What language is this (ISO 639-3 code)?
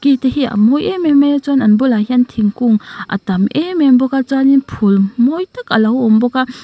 lus